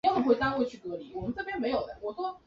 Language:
Chinese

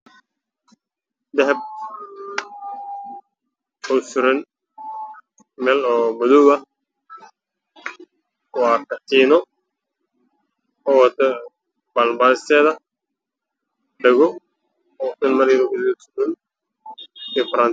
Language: Somali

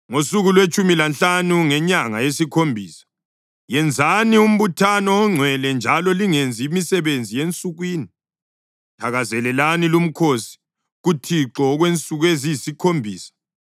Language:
North Ndebele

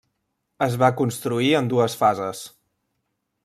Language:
Catalan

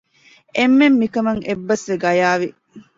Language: Divehi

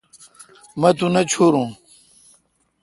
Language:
Kalkoti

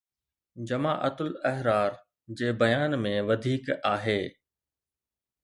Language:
Sindhi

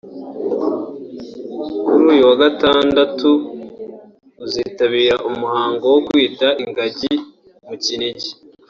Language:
Kinyarwanda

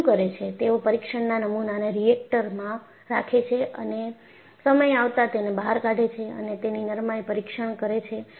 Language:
Gujarati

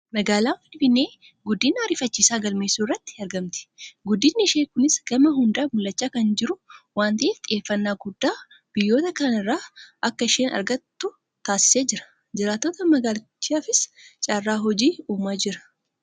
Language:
Oromo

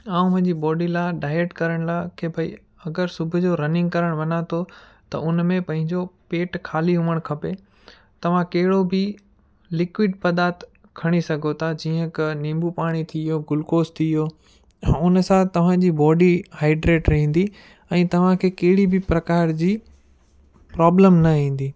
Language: Sindhi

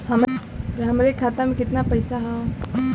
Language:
Bhojpuri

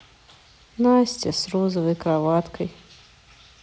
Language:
Russian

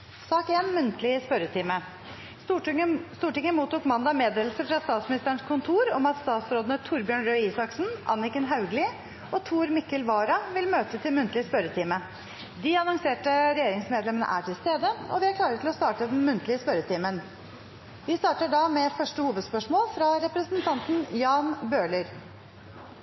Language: Norwegian Bokmål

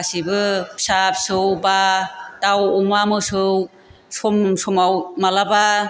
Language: Bodo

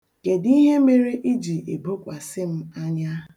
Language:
Igbo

